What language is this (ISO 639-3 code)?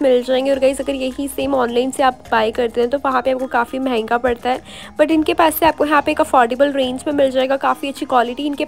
hin